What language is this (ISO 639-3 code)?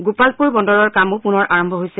asm